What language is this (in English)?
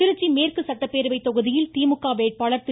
Tamil